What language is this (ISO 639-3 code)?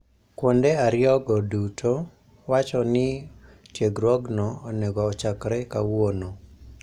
luo